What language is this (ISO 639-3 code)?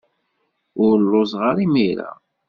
kab